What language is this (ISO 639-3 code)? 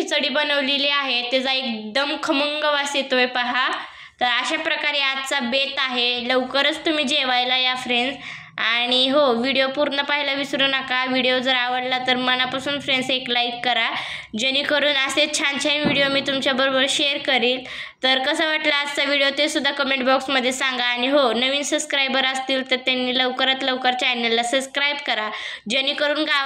mar